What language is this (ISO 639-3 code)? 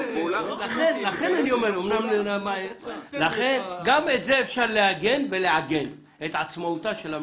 heb